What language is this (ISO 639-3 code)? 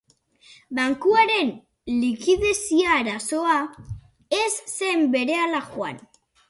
eus